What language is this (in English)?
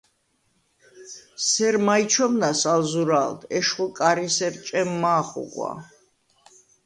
Svan